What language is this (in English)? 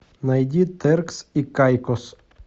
Russian